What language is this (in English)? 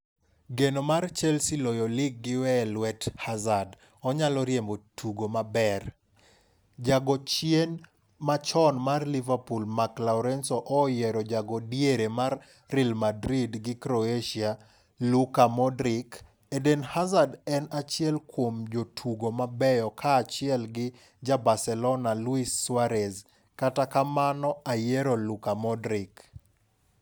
Luo (Kenya and Tanzania)